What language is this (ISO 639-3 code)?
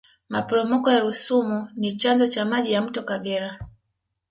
swa